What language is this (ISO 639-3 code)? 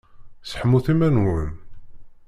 kab